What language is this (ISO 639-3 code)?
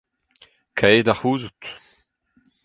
bre